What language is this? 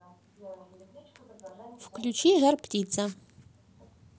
Russian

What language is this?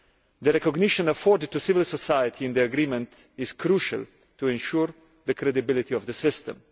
English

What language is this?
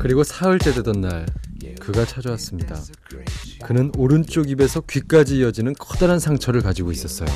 Korean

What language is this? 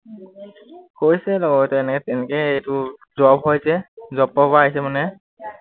Assamese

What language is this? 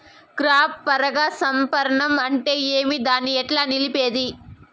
Telugu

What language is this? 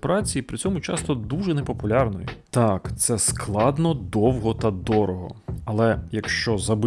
Ukrainian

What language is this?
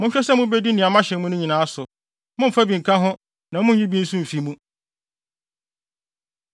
Akan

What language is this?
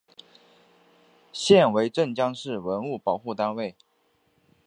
Chinese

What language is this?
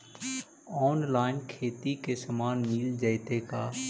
Magahi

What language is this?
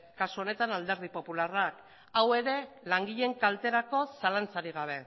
Basque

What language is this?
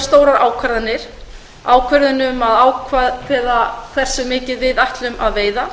Icelandic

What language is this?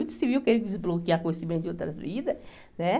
Portuguese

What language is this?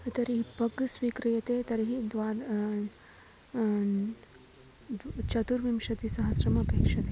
Sanskrit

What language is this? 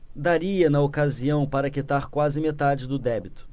Portuguese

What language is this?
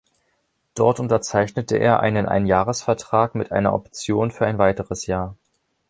German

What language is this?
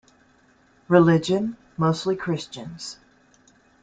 English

